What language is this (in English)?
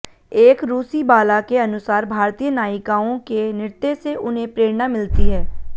Hindi